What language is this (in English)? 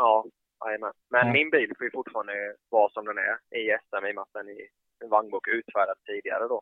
Swedish